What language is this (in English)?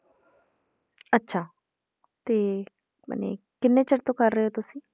Punjabi